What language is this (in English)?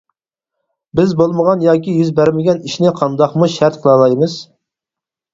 Uyghur